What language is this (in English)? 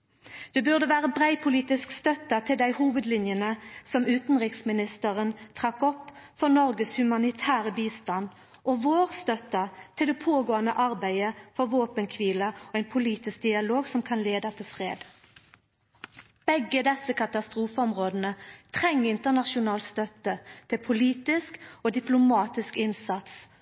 Norwegian Nynorsk